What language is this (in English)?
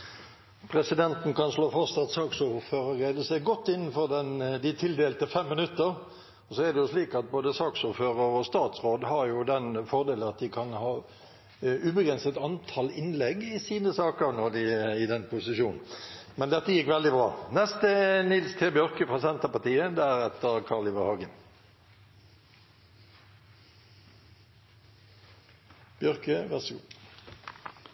Norwegian